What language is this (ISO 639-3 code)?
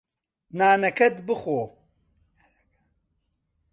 ckb